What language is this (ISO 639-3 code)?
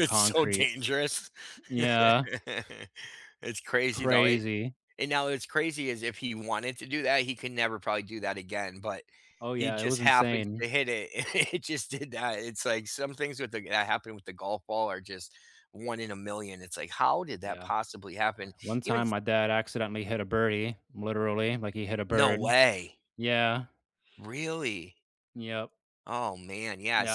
eng